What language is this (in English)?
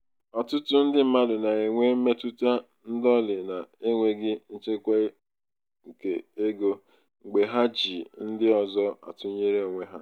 Igbo